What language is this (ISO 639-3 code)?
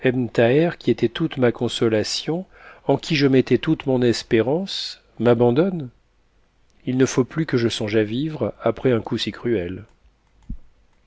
fra